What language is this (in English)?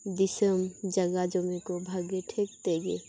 Santali